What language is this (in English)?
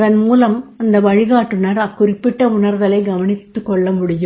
Tamil